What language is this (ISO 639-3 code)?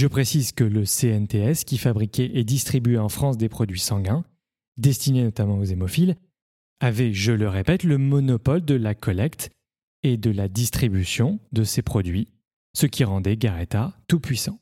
fra